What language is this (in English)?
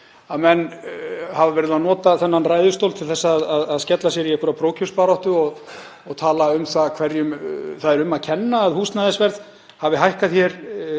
Icelandic